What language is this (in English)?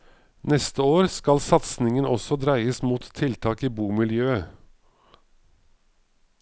Norwegian